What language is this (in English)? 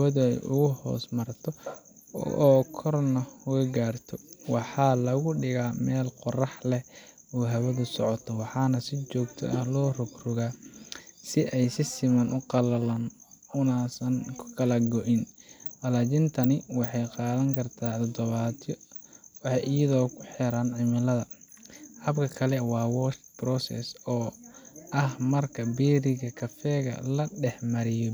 Somali